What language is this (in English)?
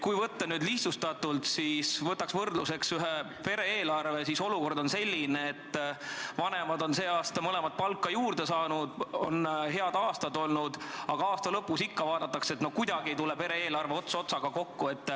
Estonian